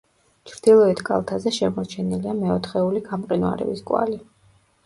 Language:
Georgian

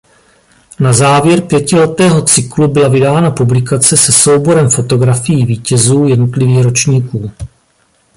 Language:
Czech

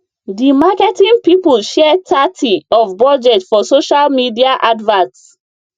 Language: Nigerian Pidgin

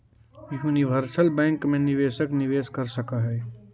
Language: Magahi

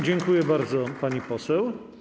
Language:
Polish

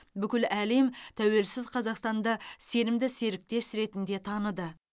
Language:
Kazakh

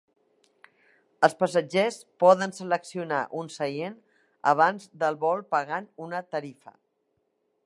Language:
Catalan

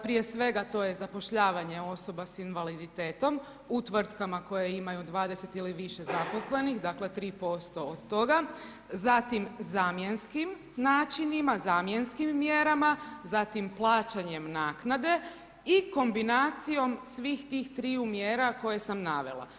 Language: Croatian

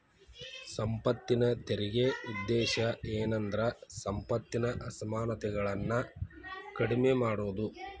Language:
Kannada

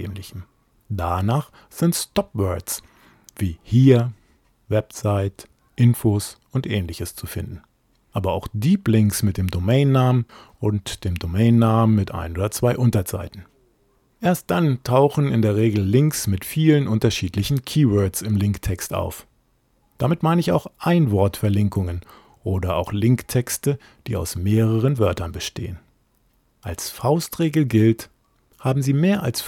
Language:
German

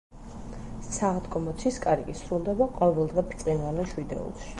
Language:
Georgian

